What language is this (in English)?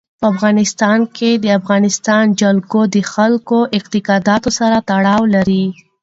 Pashto